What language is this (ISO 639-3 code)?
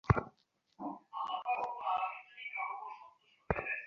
ben